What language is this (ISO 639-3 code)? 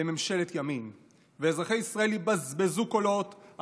heb